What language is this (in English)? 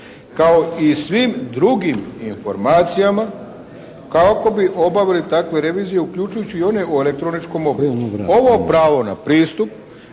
Croatian